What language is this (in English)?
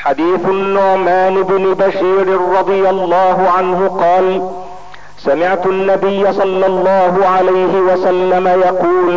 Arabic